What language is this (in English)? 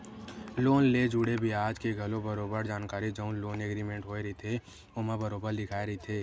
Chhattisgarhi